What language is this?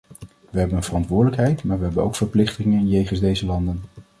Dutch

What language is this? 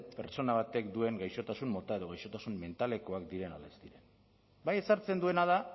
Basque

